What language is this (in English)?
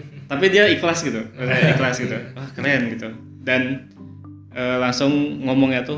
Indonesian